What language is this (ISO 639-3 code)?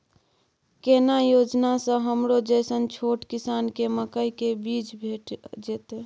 mai